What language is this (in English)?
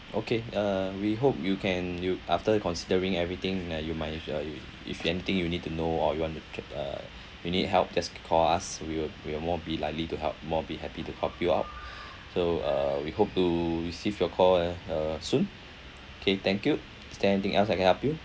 English